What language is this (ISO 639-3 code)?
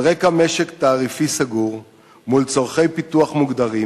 heb